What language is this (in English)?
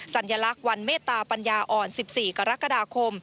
Thai